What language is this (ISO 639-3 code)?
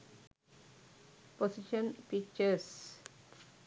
sin